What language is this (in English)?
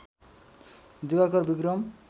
Nepali